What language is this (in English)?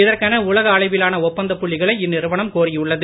Tamil